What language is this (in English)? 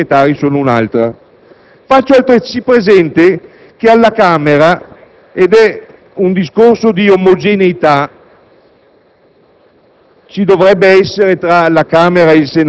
Italian